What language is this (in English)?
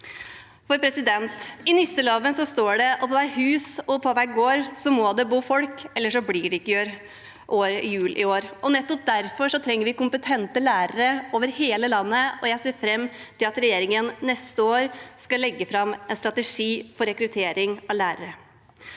Norwegian